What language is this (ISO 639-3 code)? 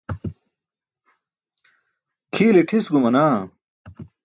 bsk